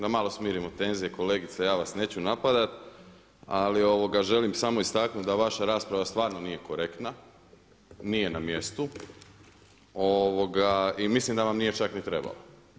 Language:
Croatian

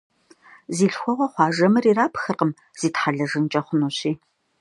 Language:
Kabardian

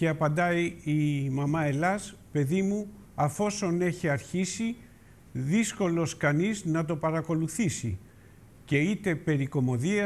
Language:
Greek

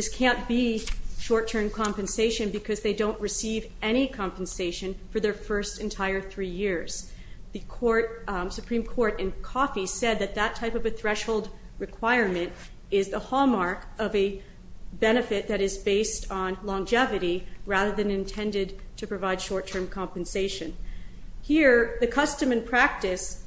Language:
English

